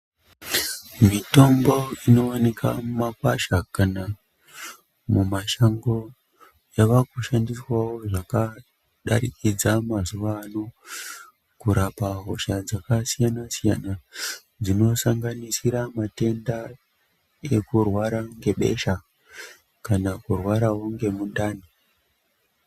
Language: Ndau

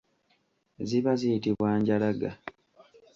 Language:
Ganda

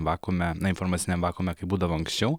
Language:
Lithuanian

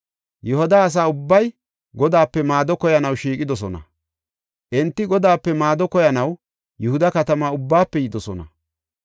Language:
Gofa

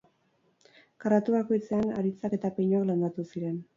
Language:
Basque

